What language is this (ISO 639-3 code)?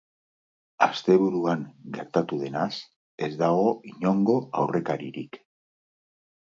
eus